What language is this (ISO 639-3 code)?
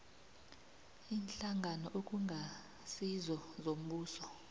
nbl